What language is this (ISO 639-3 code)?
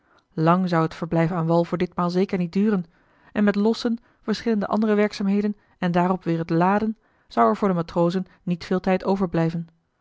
nld